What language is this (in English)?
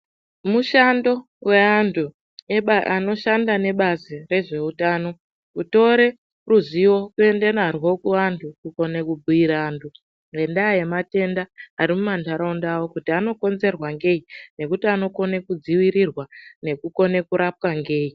Ndau